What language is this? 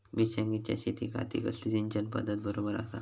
Marathi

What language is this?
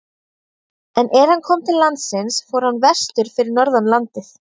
Icelandic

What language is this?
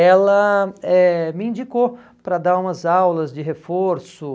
Portuguese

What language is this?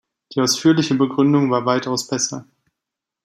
German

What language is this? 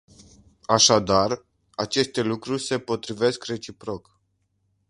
Romanian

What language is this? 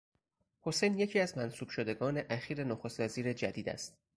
Persian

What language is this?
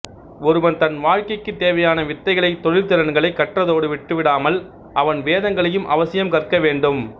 Tamil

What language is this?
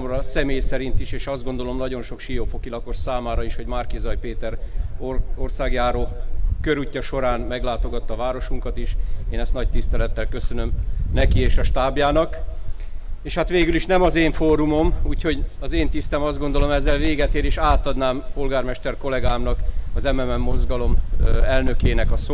Hungarian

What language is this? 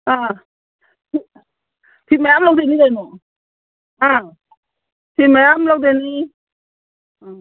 Manipuri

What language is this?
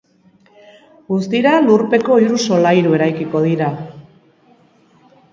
Basque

